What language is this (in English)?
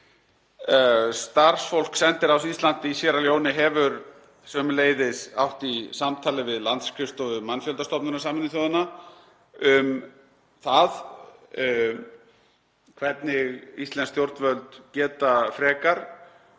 Icelandic